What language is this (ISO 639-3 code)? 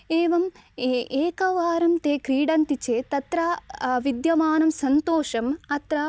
san